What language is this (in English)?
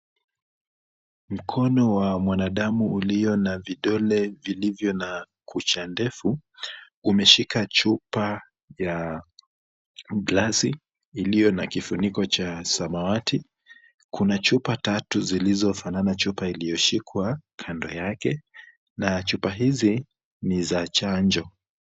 Swahili